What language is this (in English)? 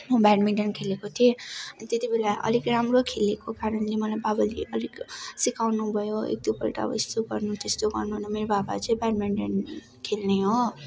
Nepali